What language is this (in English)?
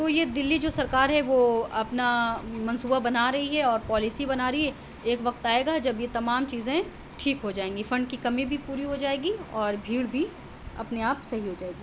Urdu